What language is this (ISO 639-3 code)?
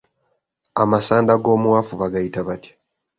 lug